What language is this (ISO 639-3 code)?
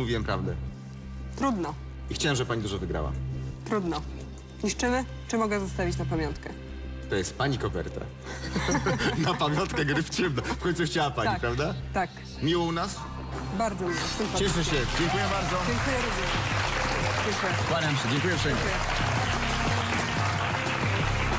pol